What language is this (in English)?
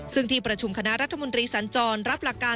Thai